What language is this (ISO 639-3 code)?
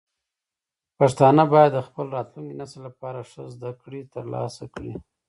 pus